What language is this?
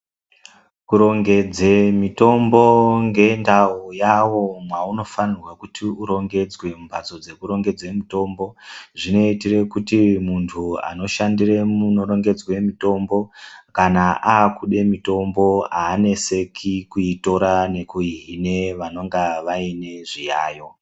Ndau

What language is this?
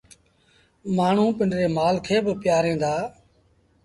Sindhi Bhil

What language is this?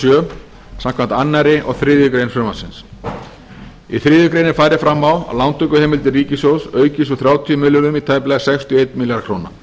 Icelandic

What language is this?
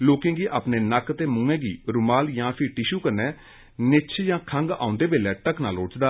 Dogri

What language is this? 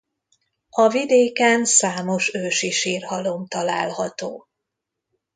Hungarian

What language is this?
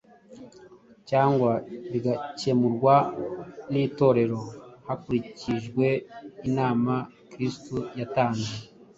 Kinyarwanda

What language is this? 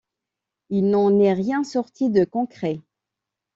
French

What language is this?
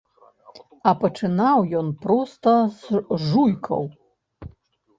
Belarusian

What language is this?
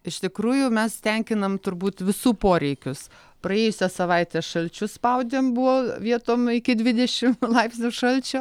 Lithuanian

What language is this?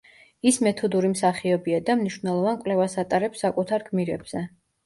Georgian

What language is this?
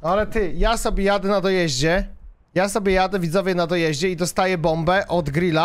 Polish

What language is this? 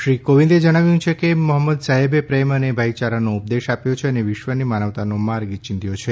Gujarati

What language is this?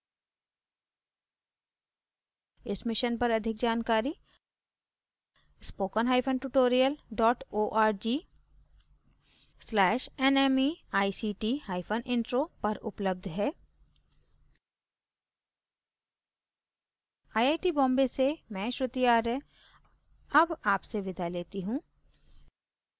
Hindi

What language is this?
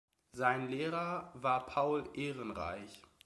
German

